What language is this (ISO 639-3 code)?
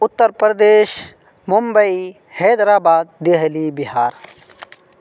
urd